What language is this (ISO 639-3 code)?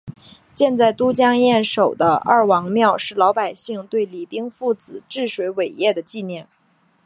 zho